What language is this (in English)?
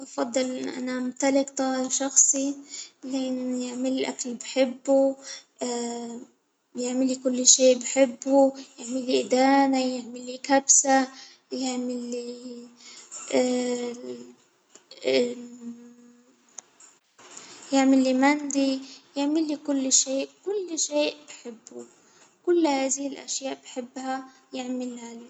Hijazi Arabic